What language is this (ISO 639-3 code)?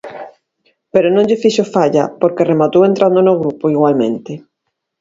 glg